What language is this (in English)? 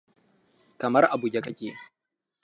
Hausa